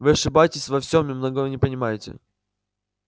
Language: Russian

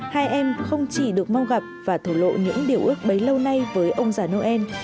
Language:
Vietnamese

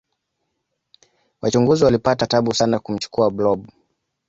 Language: Swahili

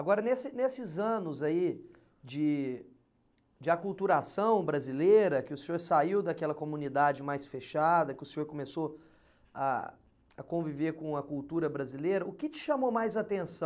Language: Portuguese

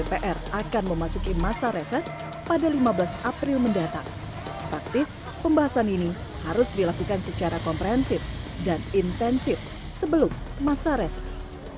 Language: Indonesian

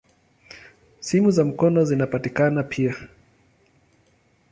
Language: Swahili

